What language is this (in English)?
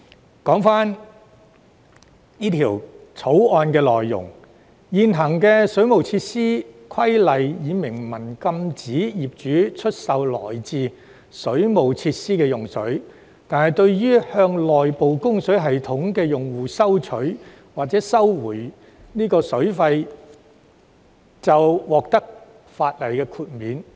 Cantonese